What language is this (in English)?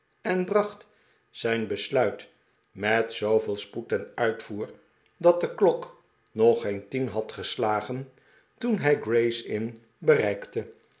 Dutch